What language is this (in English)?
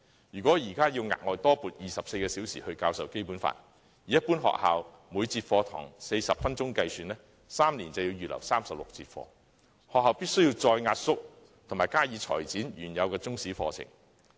Cantonese